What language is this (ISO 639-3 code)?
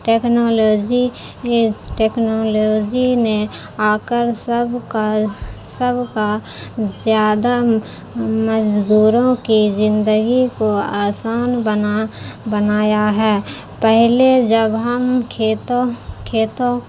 urd